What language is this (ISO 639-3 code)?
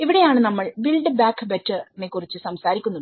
mal